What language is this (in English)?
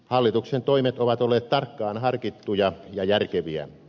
Finnish